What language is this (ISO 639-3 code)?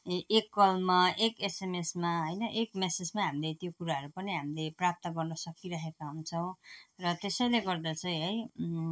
nep